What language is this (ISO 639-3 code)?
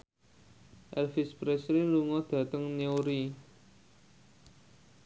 jav